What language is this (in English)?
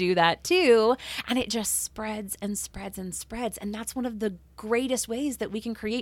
English